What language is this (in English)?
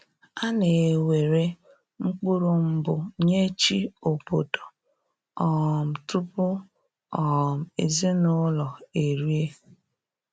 Igbo